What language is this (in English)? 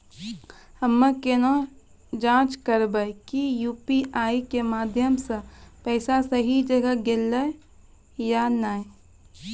Maithili